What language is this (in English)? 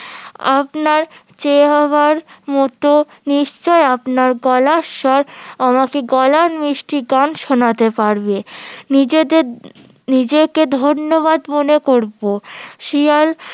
Bangla